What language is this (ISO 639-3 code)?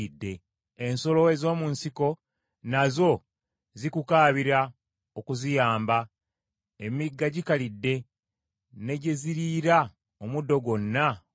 lug